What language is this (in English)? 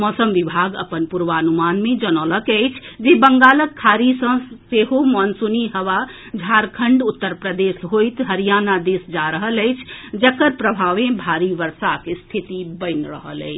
Maithili